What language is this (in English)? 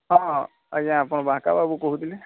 Odia